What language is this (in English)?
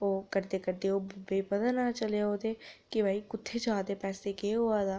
Dogri